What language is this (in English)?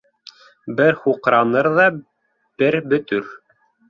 Bashkir